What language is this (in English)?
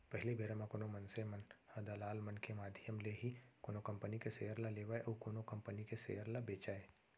Chhattisgarhi